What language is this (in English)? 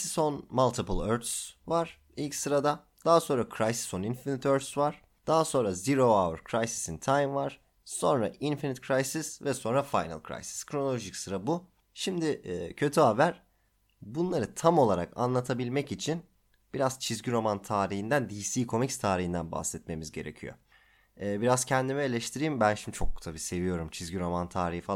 Turkish